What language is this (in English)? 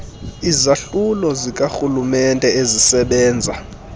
Xhosa